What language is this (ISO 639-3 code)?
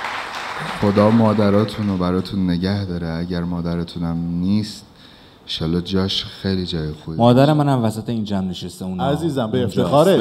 fas